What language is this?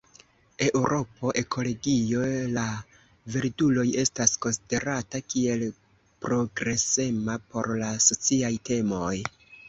Esperanto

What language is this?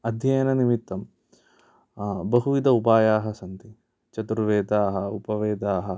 Sanskrit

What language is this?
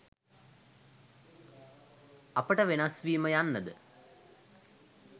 Sinhala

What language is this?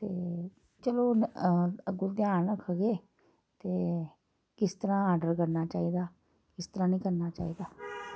Dogri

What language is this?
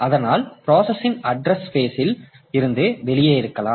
Tamil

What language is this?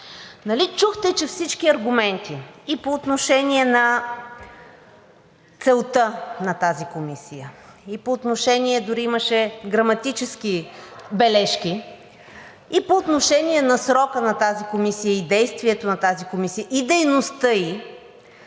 Bulgarian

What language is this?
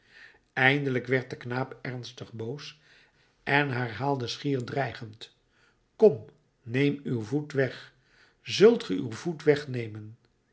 Dutch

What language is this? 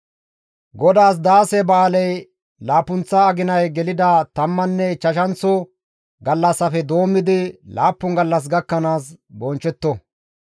Gamo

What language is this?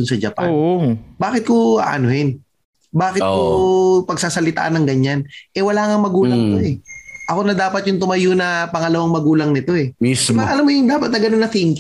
Filipino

